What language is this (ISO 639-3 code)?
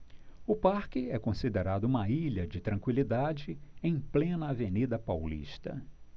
por